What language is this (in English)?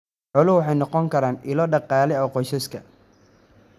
Somali